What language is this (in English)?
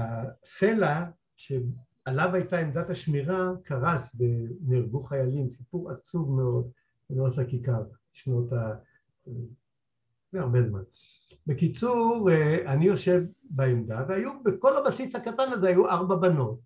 Hebrew